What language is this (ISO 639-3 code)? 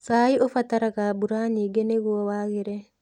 kik